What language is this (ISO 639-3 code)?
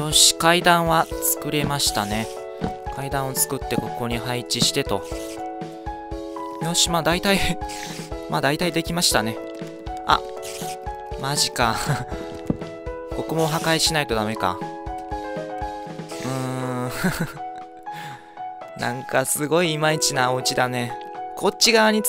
jpn